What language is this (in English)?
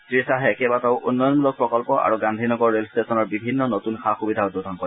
Assamese